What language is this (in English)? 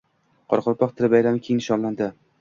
Uzbek